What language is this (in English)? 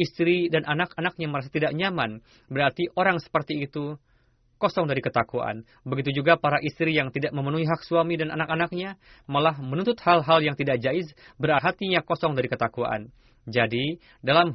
Indonesian